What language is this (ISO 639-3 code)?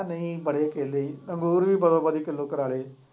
pan